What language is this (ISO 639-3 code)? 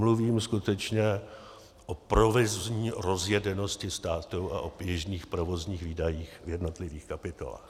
ces